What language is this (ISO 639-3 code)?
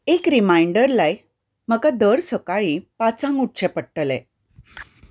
kok